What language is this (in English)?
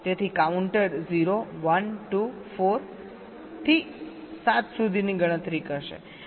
Gujarati